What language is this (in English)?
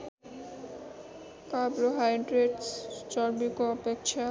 Nepali